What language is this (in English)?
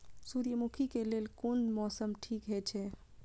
Maithili